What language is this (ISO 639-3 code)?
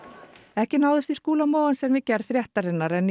isl